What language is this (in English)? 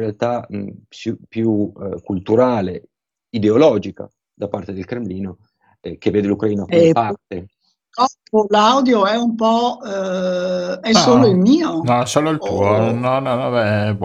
Italian